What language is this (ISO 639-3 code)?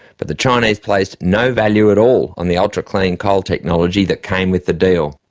eng